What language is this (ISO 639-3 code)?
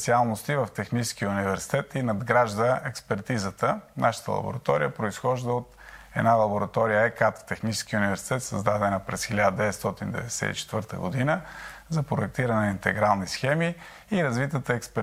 bul